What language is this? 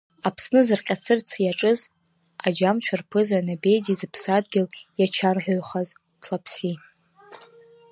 Abkhazian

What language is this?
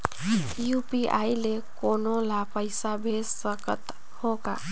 Chhattisgarhi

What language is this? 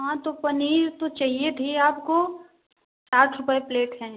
Hindi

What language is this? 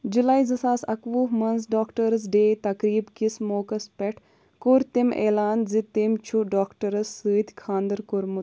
Kashmiri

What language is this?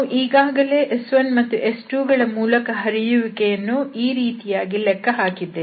Kannada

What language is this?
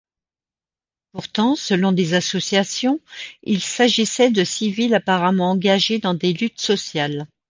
French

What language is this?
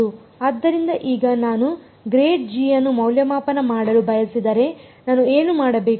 Kannada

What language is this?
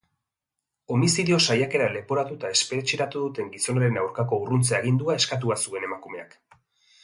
Basque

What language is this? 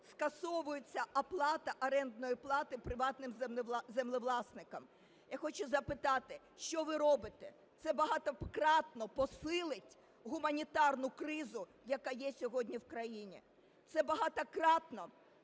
Ukrainian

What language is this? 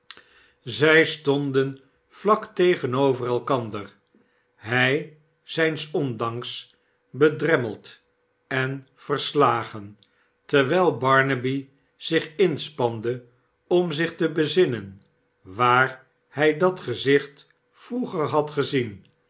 Dutch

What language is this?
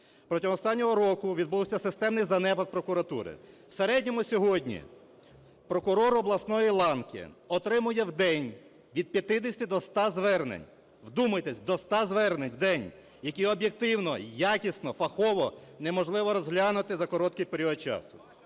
Ukrainian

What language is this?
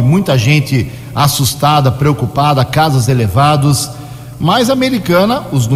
Portuguese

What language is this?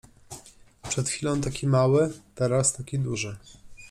Polish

